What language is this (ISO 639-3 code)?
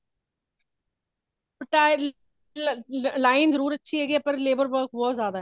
pan